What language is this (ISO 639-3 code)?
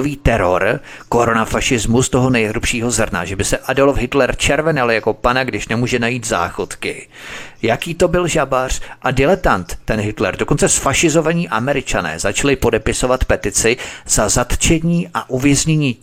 ces